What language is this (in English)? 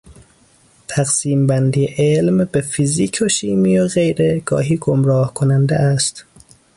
Persian